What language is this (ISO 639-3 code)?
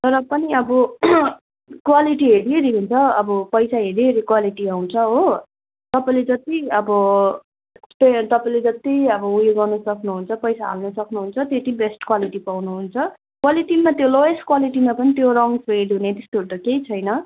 nep